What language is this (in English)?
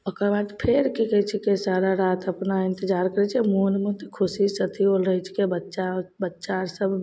Maithili